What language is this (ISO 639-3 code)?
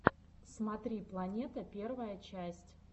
rus